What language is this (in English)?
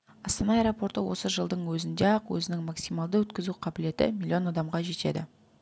Kazakh